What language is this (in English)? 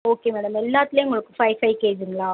Tamil